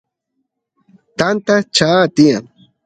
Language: Santiago del Estero Quichua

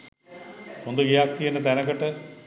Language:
Sinhala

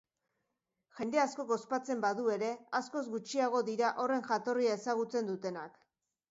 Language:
Basque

